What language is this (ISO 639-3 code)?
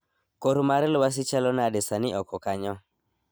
luo